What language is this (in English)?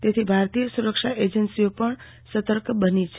Gujarati